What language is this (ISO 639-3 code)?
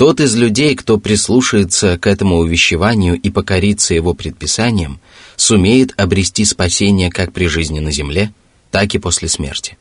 rus